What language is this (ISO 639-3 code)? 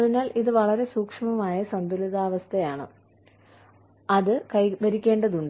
mal